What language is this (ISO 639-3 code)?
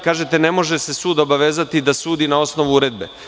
srp